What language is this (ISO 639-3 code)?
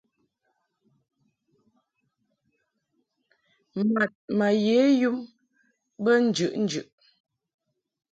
mhk